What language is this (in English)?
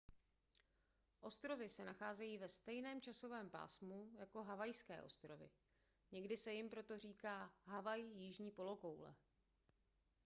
Czech